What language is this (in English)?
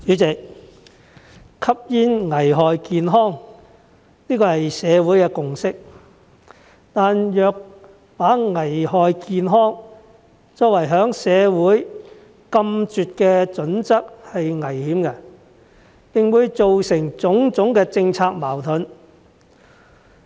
Cantonese